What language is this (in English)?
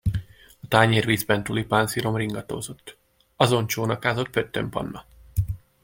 Hungarian